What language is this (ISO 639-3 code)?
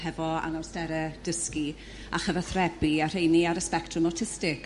cym